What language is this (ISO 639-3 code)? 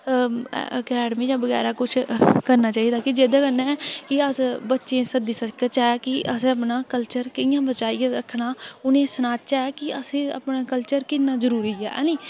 doi